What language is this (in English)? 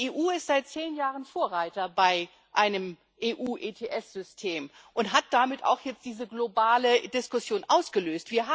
German